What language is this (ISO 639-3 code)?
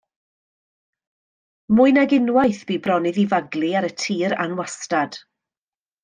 cym